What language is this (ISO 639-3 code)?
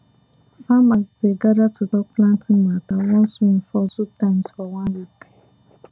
pcm